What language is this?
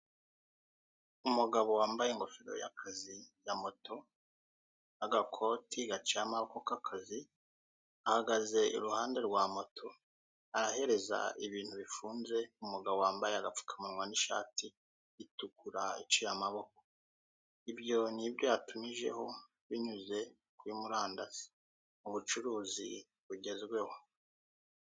Kinyarwanda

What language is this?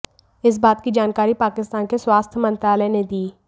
Hindi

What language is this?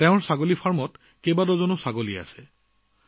Assamese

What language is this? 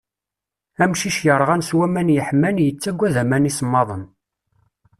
Kabyle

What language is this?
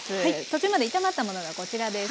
Japanese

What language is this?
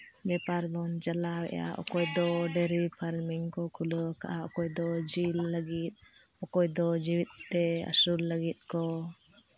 Santali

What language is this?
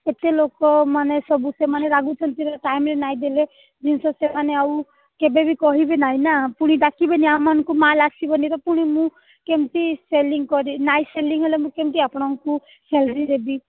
Odia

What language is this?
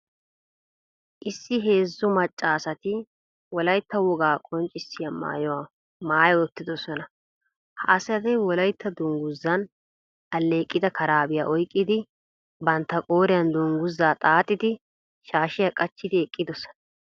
Wolaytta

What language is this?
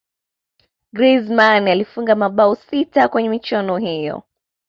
Swahili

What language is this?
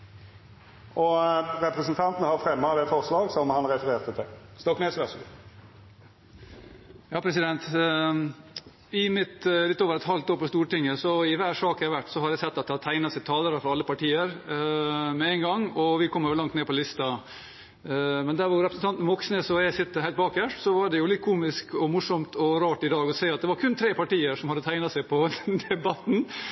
Norwegian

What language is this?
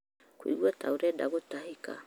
Kikuyu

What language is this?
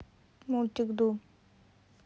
Russian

